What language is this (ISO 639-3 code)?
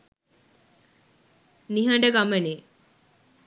sin